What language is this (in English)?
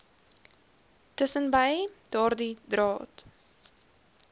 Afrikaans